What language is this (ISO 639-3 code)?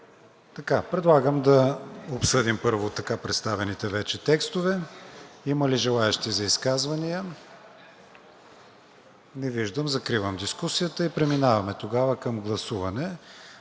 bul